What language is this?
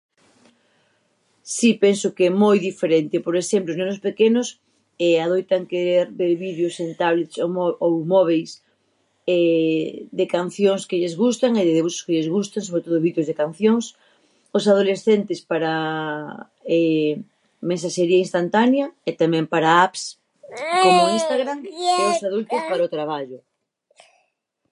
Galician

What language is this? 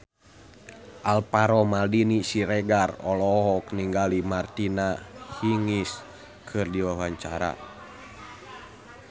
Sundanese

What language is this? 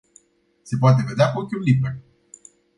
Romanian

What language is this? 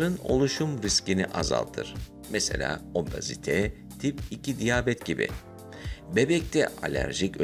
Turkish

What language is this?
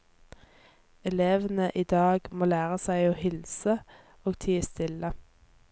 Norwegian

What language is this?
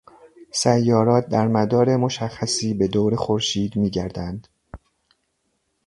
Persian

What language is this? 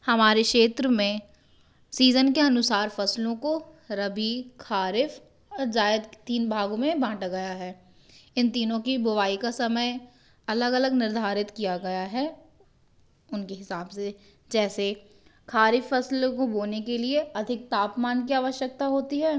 Hindi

